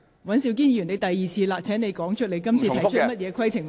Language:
Cantonese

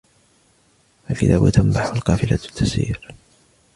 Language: Arabic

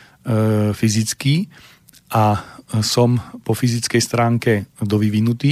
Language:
Slovak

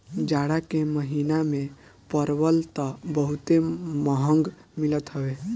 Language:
Bhojpuri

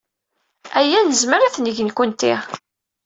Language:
Kabyle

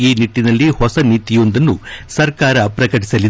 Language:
Kannada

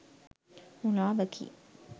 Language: Sinhala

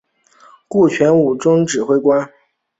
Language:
Chinese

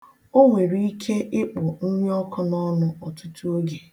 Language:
Igbo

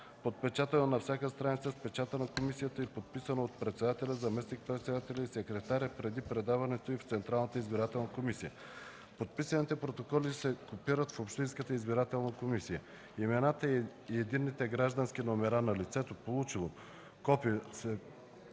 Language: Bulgarian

